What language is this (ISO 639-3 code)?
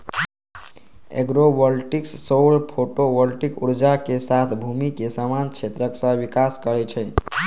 mai